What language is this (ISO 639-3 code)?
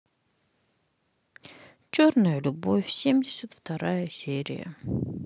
rus